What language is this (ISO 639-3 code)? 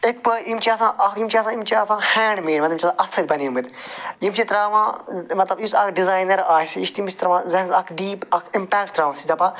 kas